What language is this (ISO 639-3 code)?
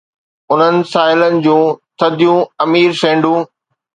snd